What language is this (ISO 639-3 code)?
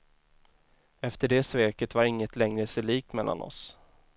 swe